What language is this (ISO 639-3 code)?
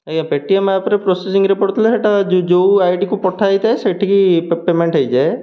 ori